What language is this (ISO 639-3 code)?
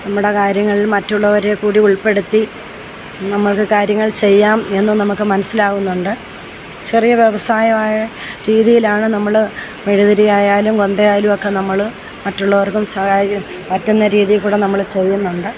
mal